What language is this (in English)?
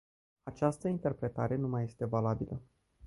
Romanian